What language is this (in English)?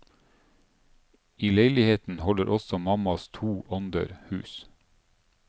Norwegian